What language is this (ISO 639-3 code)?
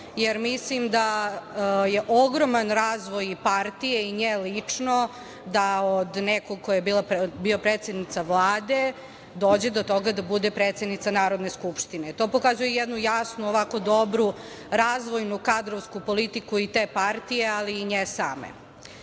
srp